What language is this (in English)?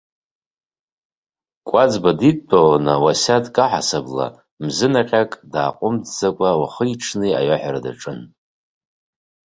Abkhazian